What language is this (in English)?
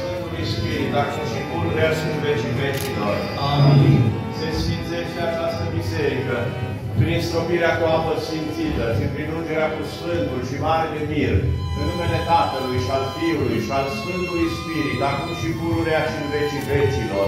Romanian